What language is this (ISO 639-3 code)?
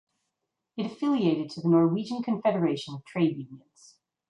eng